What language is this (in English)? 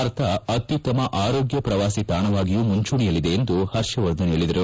Kannada